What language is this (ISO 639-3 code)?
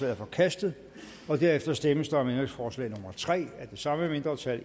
dan